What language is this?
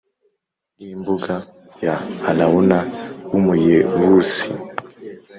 Kinyarwanda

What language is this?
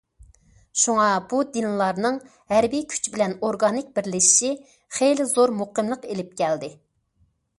Uyghur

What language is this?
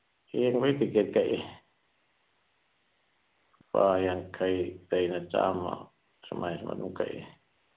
Manipuri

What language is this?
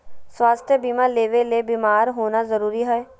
Magahi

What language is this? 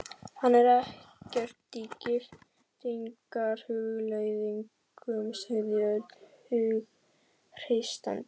Icelandic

